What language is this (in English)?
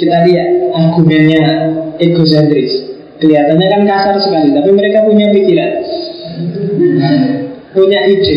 Indonesian